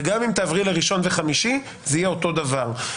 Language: Hebrew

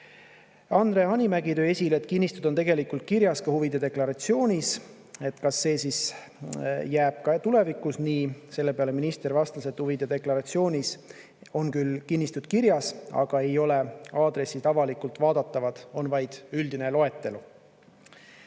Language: Estonian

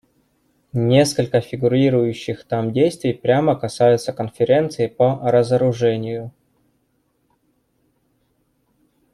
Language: Russian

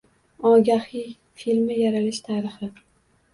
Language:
Uzbek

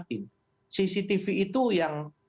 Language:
Indonesian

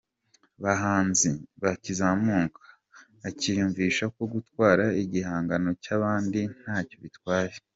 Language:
Kinyarwanda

